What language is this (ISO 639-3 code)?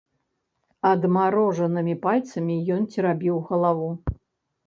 bel